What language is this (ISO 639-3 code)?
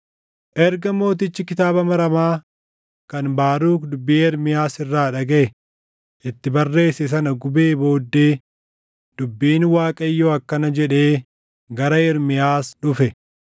orm